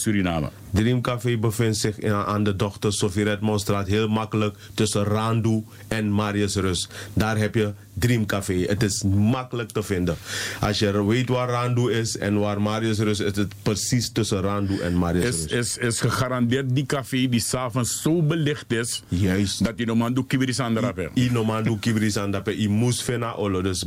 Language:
Dutch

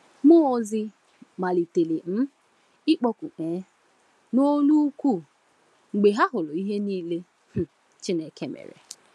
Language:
Igbo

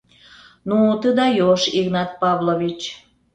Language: Mari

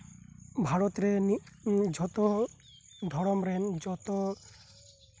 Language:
Santali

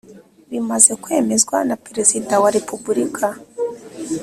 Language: Kinyarwanda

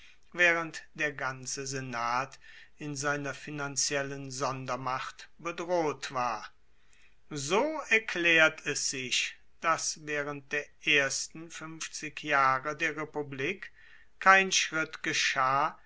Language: German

